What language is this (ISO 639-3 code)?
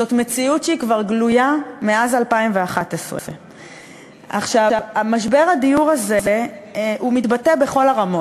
heb